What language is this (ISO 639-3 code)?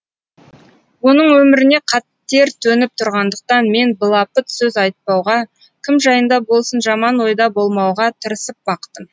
kaz